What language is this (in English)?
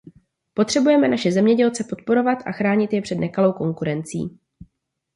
Czech